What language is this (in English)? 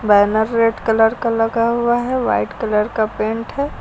Hindi